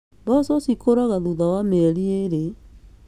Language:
Kikuyu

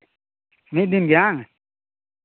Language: Santali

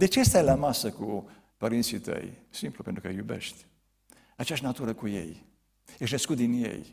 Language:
Romanian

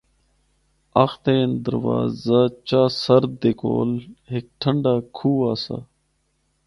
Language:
Northern Hindko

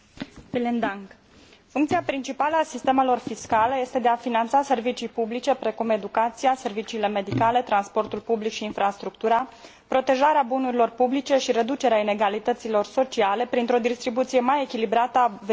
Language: Romanian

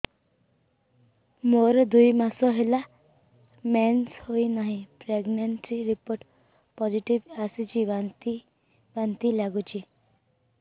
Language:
Odia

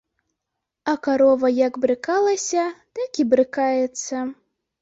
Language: Belarusian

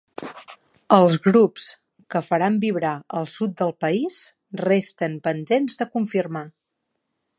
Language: Catalan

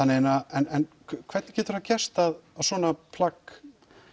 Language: Icelandic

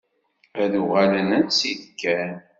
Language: Kabyle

